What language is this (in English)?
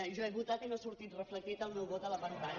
Catalan